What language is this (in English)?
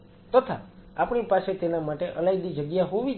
Gujarati